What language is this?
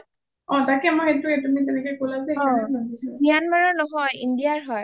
Assamese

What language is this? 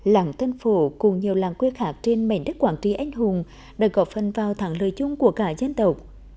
Vietnamese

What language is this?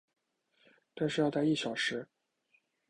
Chinese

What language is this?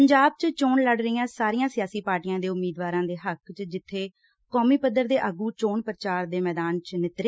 Punjabi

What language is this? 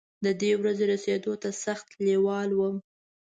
Pashto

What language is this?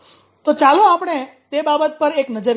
Gujarati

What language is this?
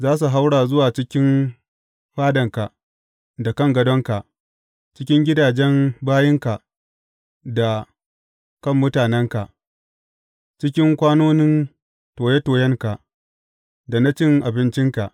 Hausa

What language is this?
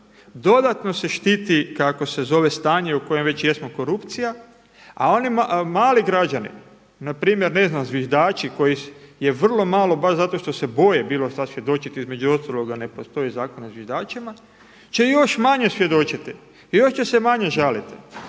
Croatian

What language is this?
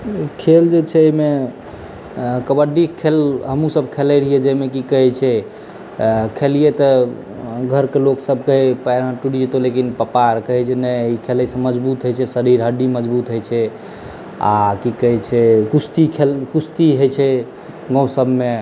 Maithili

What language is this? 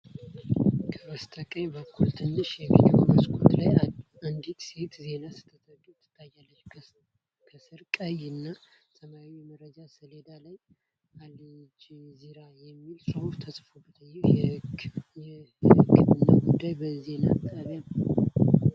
Amharic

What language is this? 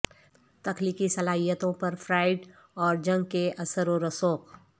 Urdu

